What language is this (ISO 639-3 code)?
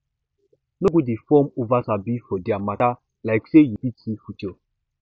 pcm